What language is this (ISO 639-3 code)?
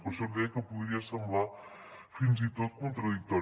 cat